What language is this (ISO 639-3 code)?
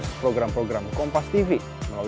ind